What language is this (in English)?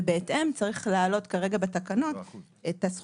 Hebrew